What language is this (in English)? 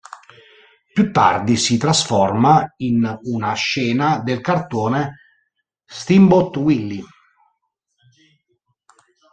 Italian